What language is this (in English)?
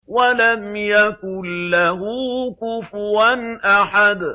Arabic